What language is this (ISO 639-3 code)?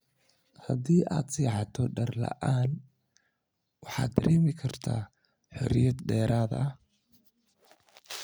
som